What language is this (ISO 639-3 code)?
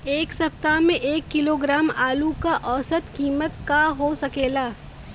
bho